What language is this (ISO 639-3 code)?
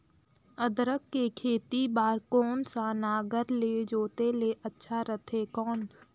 hne